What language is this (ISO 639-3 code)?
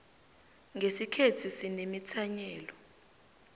nbl